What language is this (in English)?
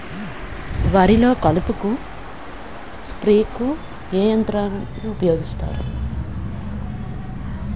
Telugu